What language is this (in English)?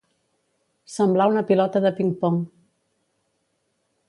Catalan